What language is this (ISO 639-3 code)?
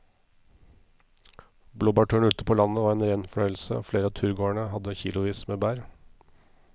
nor